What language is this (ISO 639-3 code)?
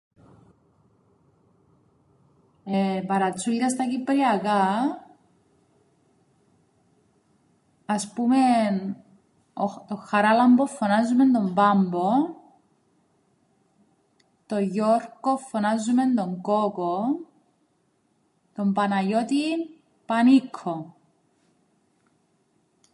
ell